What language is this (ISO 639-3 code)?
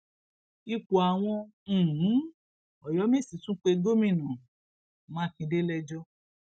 yor